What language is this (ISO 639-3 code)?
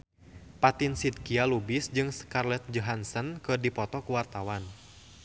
sun